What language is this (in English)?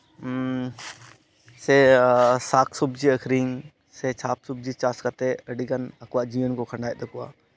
Santali